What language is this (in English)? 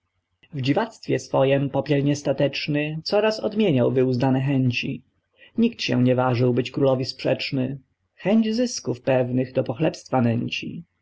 Polish